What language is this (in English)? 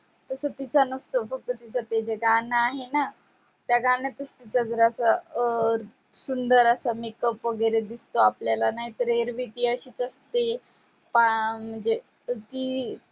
Marathi